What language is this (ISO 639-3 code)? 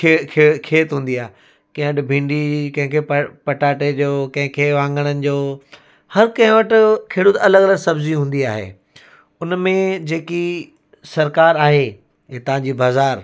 snd